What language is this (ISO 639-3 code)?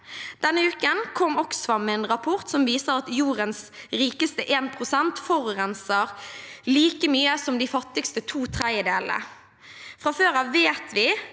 nor